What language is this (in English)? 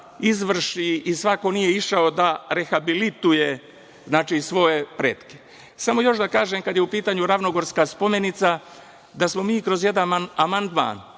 Serbian